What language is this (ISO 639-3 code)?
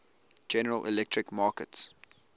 eng